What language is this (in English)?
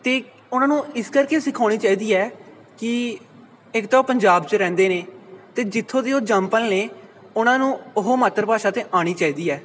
Punjabi